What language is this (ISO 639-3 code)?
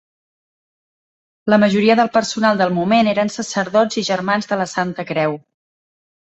cat